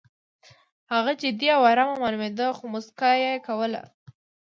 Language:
Pashto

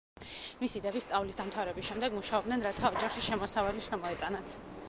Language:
Georgian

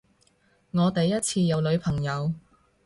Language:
Cantonese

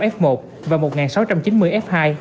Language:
Vietnamese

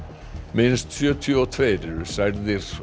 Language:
Icelandic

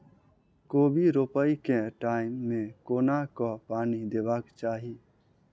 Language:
Maithili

